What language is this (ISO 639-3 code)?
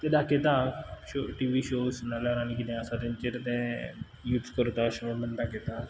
kok